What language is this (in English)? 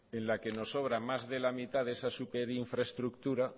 Spanish